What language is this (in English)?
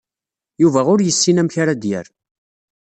Kabyle